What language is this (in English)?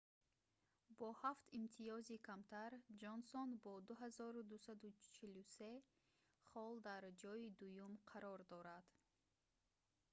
Tajik